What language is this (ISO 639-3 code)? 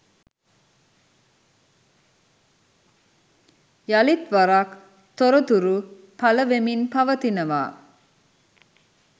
sin